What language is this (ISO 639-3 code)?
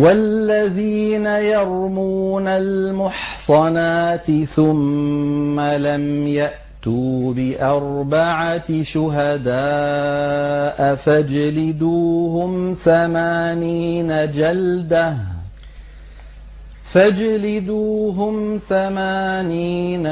ara